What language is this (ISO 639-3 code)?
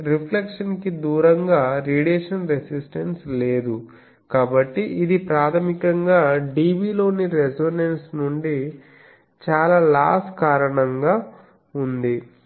tel